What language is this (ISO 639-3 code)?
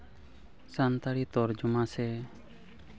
sat